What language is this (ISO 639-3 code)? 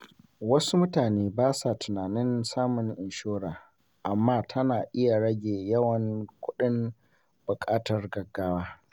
hau